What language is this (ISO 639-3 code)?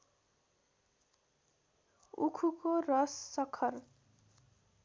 nep